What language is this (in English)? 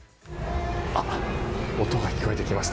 Japanese